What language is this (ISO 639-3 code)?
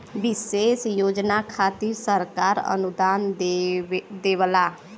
bho